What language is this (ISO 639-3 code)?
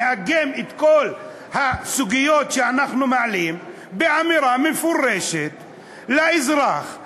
heb